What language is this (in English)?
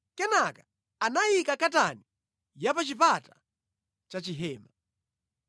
Nyanja